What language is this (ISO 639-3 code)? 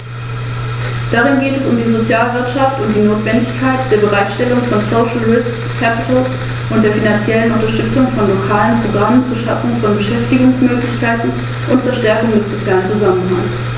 deu